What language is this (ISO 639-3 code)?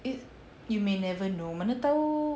eng